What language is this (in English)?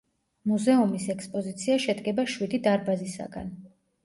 Georgian